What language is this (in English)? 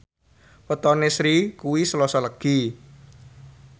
Javanese